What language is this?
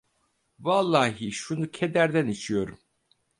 Turkish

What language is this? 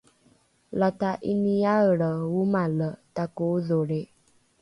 Rukai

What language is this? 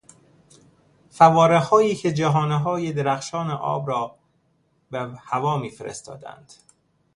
Persian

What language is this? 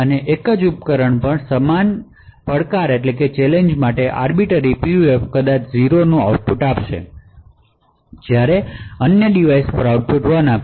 Gujarati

